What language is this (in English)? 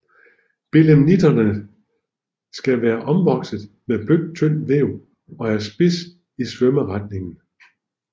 Danish